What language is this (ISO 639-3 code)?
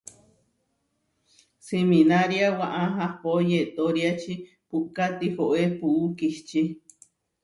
var